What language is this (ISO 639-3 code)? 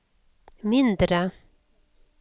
nor